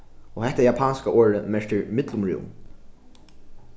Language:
Faroese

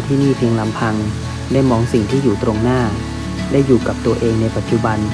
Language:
Thai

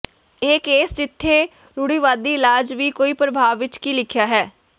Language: Punjabi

